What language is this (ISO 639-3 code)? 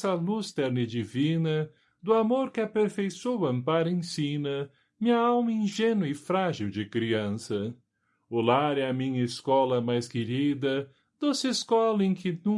por